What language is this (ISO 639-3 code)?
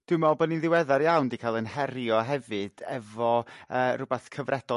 cym